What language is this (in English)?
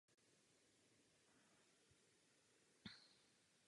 Czech